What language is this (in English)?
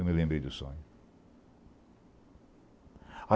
Portuguese